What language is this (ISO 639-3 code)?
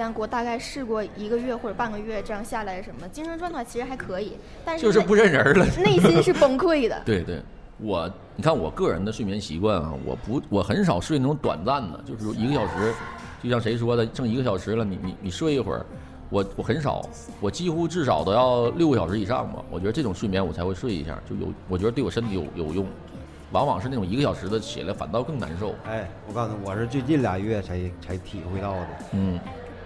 zho